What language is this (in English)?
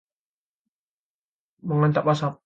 Indonesian